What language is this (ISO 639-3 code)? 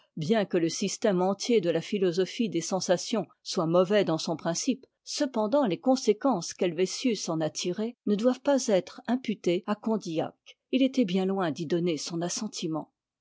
fra